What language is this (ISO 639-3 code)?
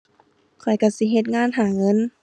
tha